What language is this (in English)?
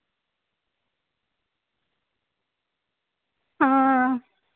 Dogri